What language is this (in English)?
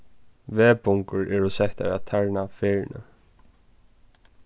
Faroese